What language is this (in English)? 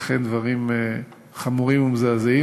Hebrew